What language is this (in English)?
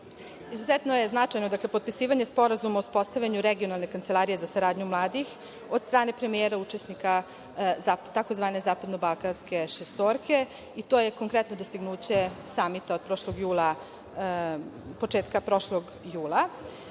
Serbian